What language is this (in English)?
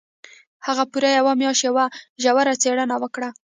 Pashto